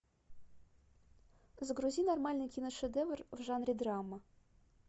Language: Russian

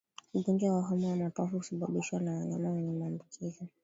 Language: Swahili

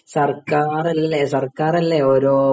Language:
Malayalam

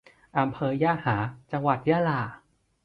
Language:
Thai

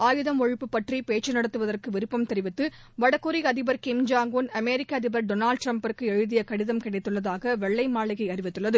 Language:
Tamil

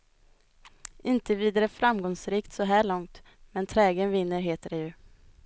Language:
Swedish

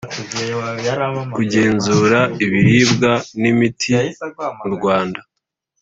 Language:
Kinyarwanda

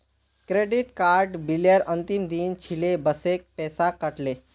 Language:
Magahi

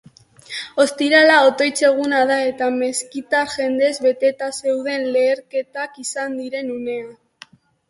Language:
Basque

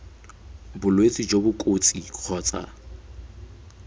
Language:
Tswana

